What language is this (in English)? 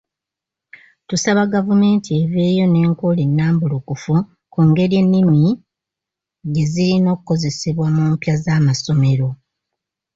Ganda